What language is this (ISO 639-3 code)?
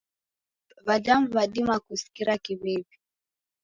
dav